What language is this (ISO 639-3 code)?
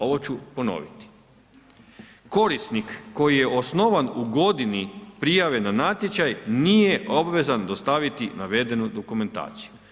hrv